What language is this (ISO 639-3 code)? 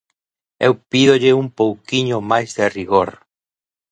glg